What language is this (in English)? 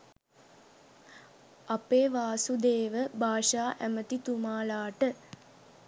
Sinhala